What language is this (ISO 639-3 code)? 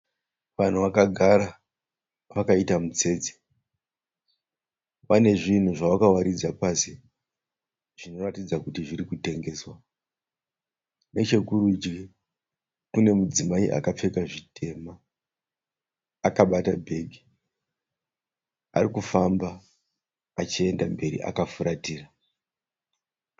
sna